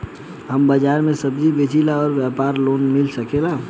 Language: Bhojpuri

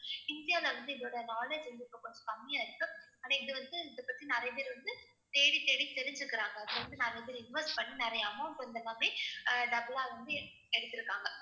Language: Tamil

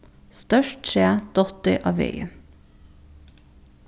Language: Faroese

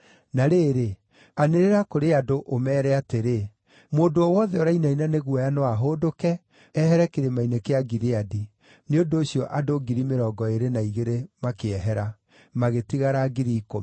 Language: Kikuyu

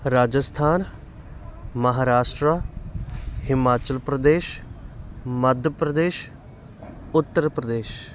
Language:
Punjabi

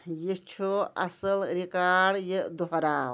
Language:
Kashmiri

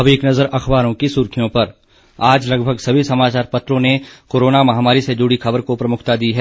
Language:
Hindi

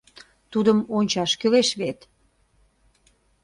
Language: Mari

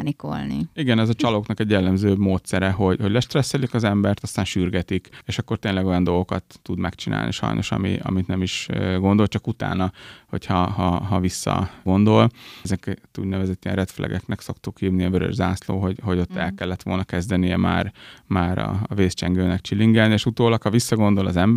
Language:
Hungarian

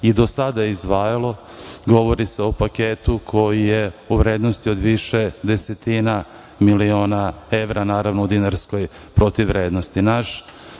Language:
Serbian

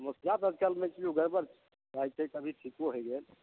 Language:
Maithili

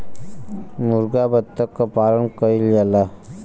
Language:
Bhojpuri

